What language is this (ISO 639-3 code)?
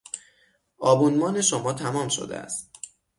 fas